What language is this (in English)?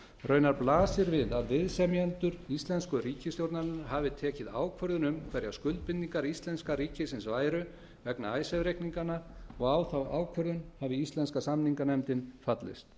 Icelandic